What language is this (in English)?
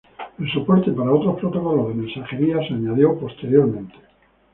Spanish